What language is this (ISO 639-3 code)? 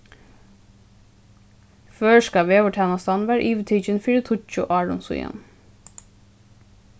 fao